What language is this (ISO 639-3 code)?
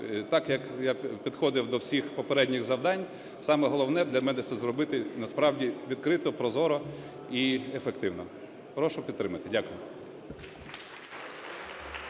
ukr